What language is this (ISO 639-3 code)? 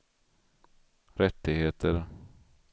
swe